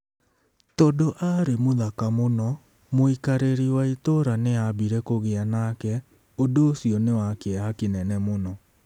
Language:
Kikuyu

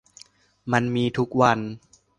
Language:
Thai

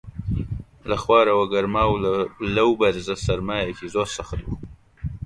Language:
Central Kurdish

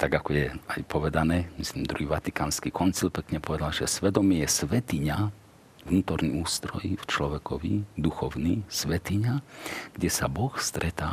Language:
Slovak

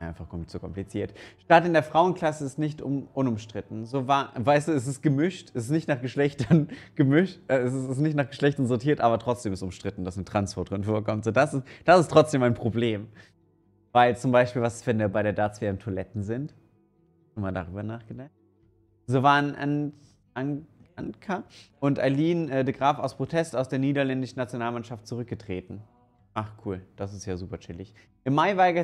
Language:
German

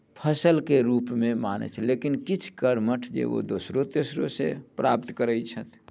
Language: Maithili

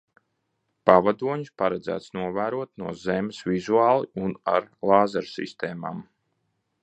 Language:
Latvian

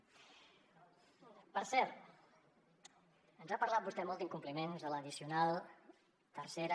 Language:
Catalan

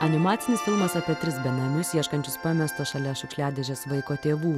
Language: Lithuanian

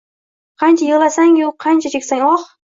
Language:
Uzbek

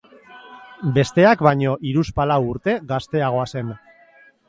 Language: Basque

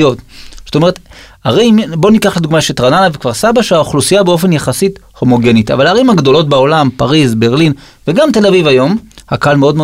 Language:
Hebrew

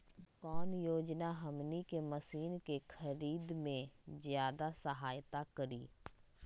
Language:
Magahi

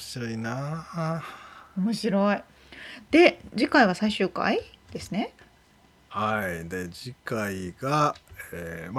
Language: Japanese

